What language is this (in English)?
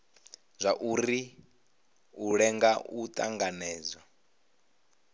Venda